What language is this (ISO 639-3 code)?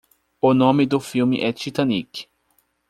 por